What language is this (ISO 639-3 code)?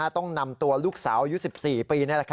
tha